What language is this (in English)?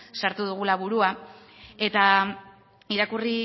Basque